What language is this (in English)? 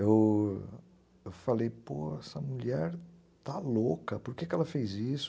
Portuguese